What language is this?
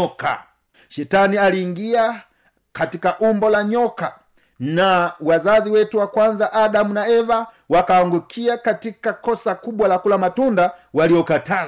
Swahili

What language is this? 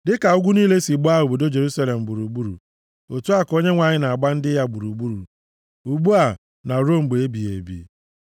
Igbo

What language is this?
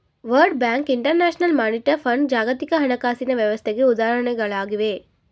Kannada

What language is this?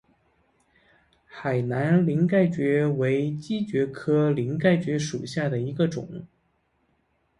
Chinese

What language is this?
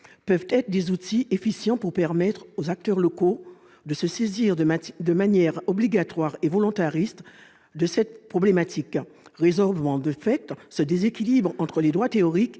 French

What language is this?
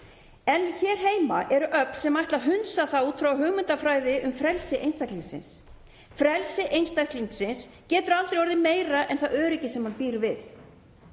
Icelandic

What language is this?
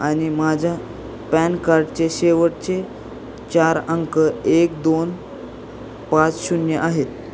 Marathi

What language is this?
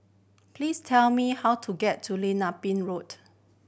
English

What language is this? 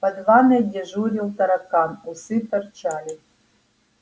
Russian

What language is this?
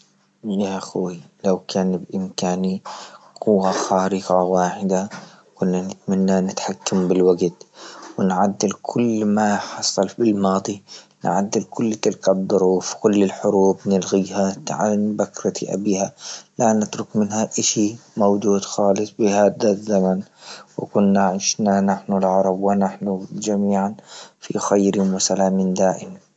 Libyan Arabic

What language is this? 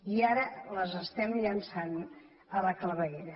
Catalan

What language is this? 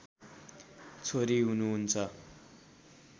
Nepali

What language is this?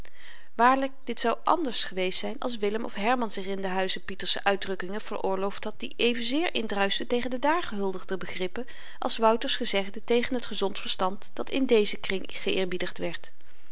Dutch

